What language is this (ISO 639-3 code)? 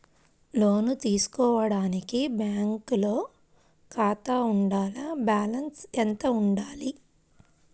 tel